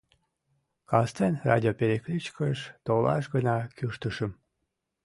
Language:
Mari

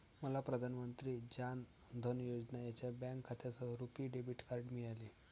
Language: Marathi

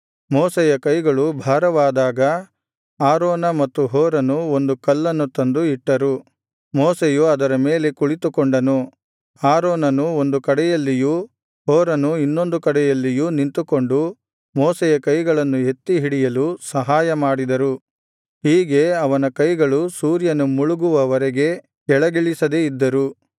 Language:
Kannada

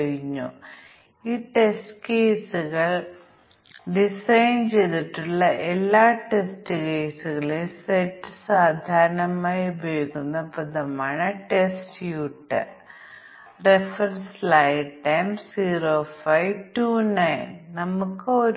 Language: Malayalam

